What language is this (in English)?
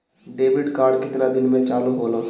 Bhojpuri